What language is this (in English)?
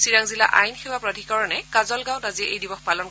Assamese